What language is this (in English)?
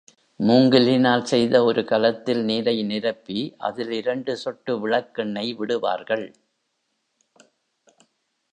Tamil